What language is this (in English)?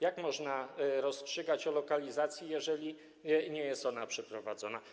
Polish